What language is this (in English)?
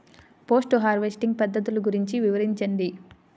Telugu